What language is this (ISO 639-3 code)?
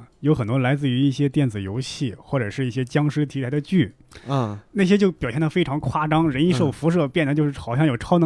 zho